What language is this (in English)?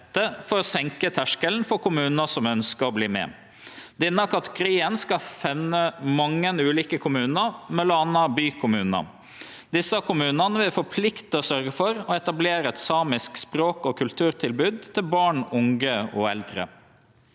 Norwegian